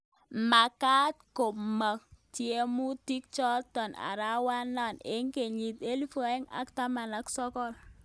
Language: Kalenjin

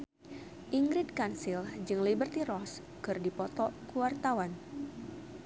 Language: Sundanese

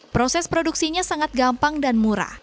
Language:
Indonesian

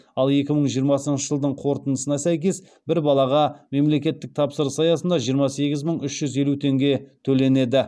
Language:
Kazakh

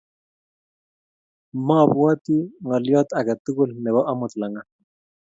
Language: Kalenjin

